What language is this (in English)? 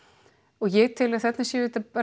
Icelandic